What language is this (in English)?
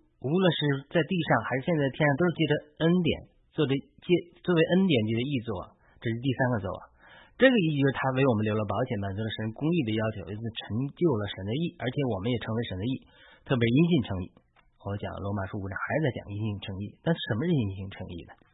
Chinese